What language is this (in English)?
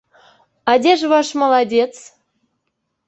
Belarusian